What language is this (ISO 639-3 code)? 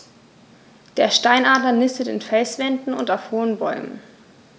deu